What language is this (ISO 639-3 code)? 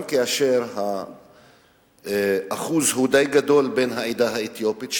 heb